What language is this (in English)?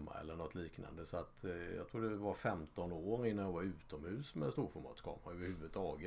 Swedish